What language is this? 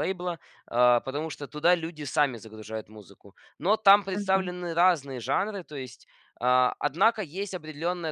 Russian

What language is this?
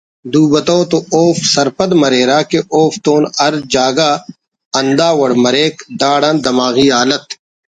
Brahui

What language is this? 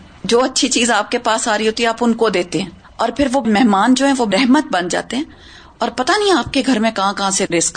Urdu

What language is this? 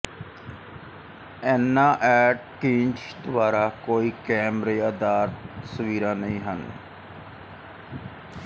Punjabi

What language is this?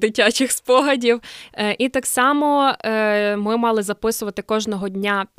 Ukrainian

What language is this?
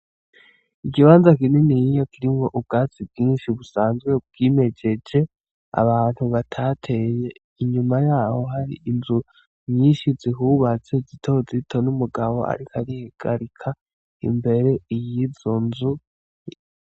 Rundi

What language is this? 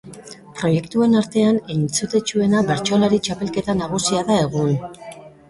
Basque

